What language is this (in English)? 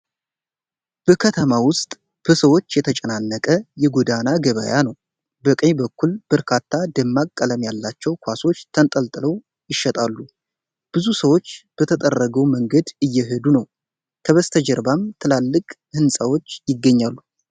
Amharic